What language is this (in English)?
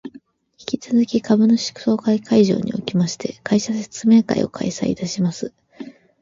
Japanese